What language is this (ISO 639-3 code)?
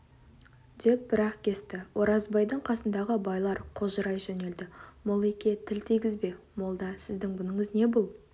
kaz